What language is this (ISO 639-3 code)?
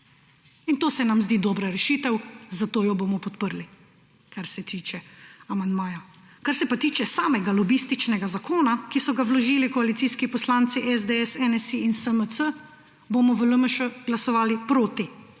slv